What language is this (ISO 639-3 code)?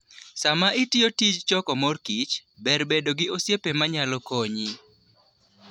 luo